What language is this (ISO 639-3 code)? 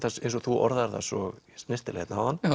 isl